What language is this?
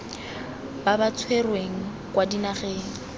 Tswana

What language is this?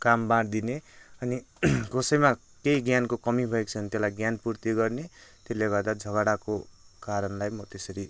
Nepali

